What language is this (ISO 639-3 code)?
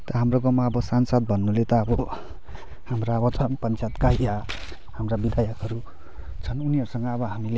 nep